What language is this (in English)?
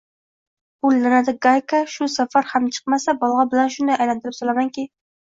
Uzbek